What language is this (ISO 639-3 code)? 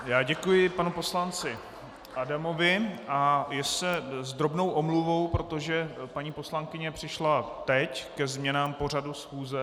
ces